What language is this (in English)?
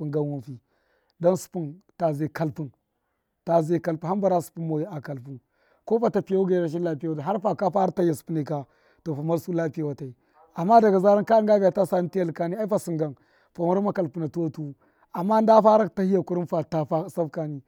Miya